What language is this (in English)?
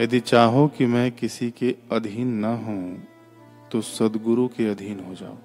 Hindi